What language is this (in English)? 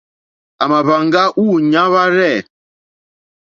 Mokpwe